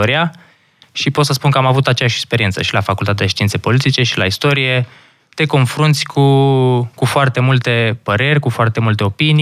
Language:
Romanian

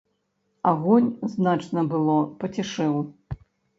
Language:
Belarusian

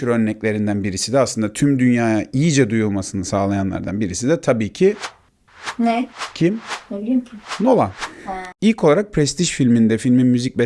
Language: Turkish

